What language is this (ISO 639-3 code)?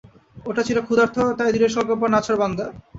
ben